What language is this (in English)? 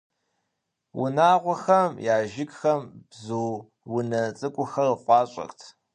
Kabardian